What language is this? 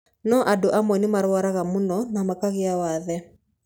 Kikuyu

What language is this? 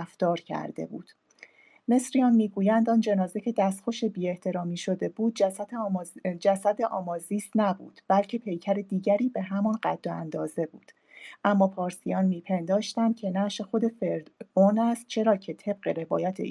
Persian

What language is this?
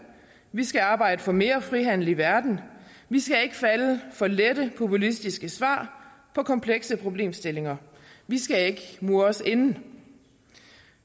Danish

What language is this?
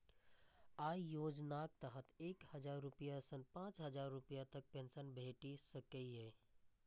Maithili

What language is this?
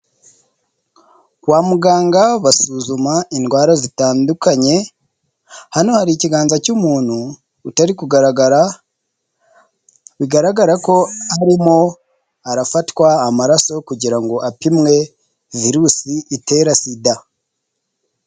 Kinyarwanda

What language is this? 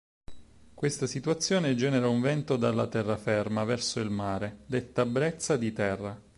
Italian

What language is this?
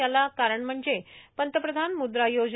Marathi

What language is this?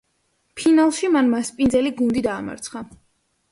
Georgian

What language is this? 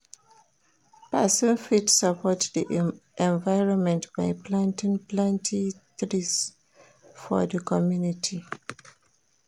Nigerian Pidgin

